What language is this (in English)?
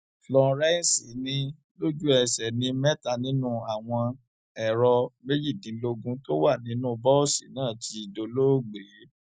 Yoruba